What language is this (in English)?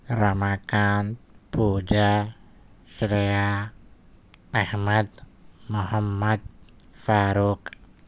Urdu